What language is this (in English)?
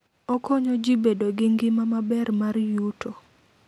Luo (Kenya and Tanzania)